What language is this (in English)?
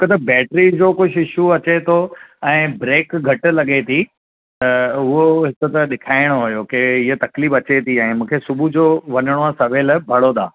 Sindhi